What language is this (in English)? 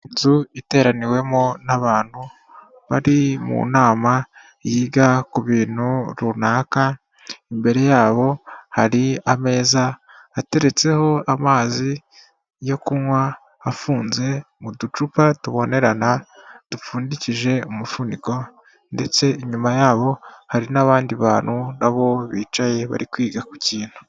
Kinyarwanda